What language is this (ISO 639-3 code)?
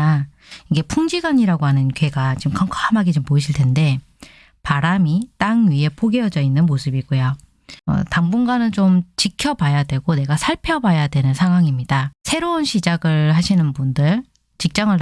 kor